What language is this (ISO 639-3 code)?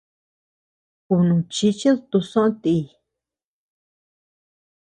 cux